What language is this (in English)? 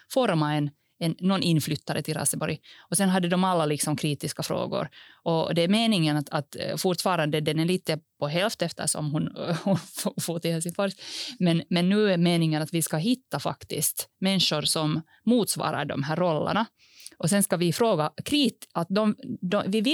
Swedish